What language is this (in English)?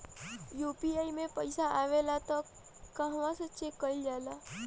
Bhojpuri